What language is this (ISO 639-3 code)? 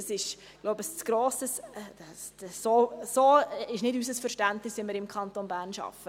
gsw